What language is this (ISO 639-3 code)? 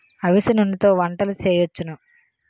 tel